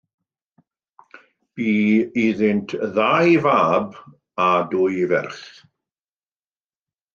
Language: Welsh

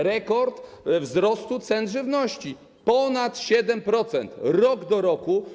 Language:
Polish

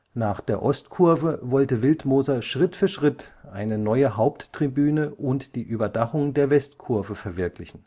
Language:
German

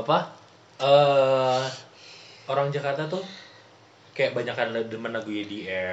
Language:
Indonesian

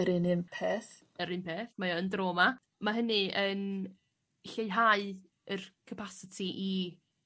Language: Welsh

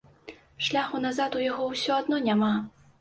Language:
Belarusian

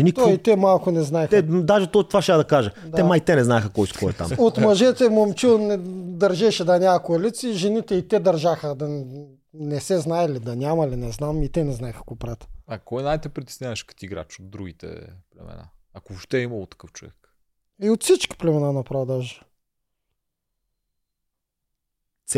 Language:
Bulgarian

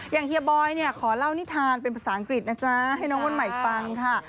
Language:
Thai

